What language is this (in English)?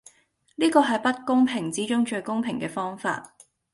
Cantonese